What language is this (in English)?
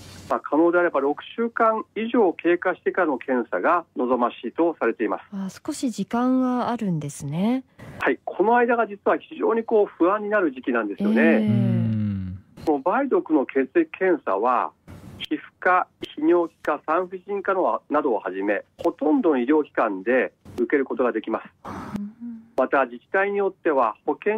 Japanese